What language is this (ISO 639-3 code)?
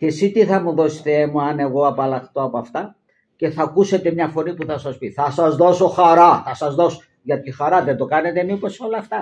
ell